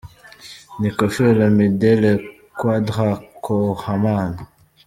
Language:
Kinyarwanda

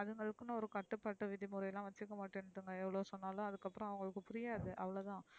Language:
Tamil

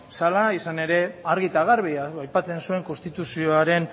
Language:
Basque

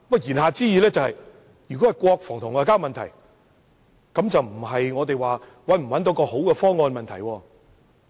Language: Cantonese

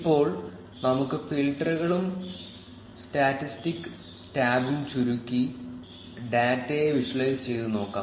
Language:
Malayalam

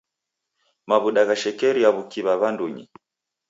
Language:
Taita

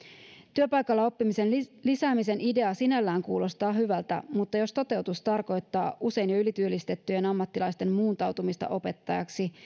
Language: Finnish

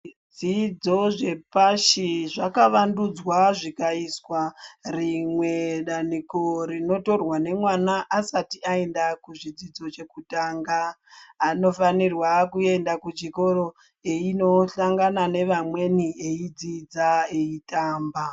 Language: Ndau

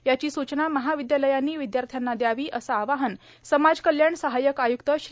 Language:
Marathi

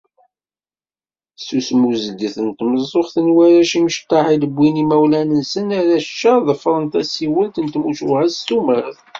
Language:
Kabyle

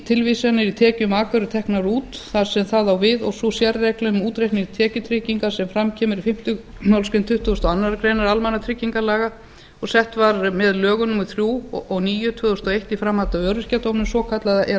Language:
Icelandic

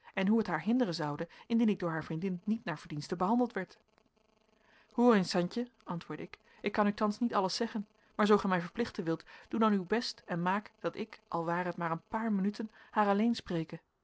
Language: Dutch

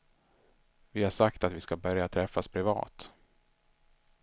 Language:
Swedish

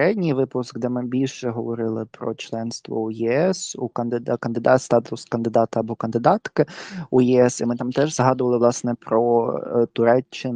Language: Ukrainian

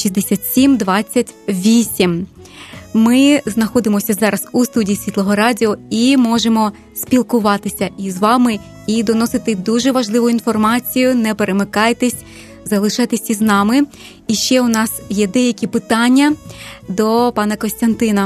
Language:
Ukrainian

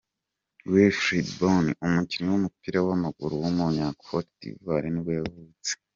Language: Kinyarwanda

